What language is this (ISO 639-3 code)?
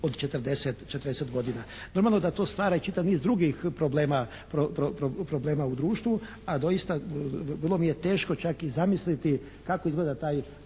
hrv